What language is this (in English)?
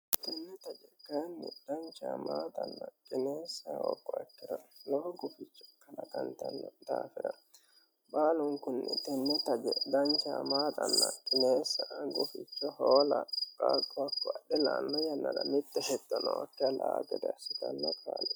Sidamo